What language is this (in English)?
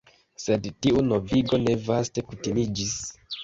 Esperanto